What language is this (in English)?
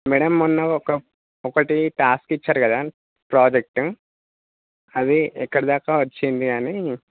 Telugu